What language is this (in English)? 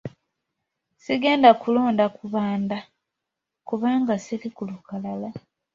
Ganda